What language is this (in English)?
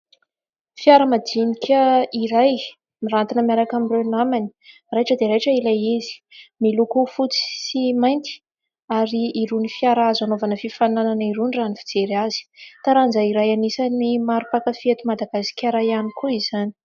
Malagasy